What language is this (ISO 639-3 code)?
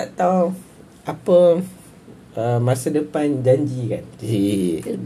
msa